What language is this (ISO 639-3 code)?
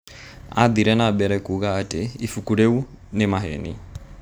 kik